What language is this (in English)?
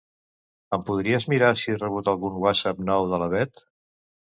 Catalan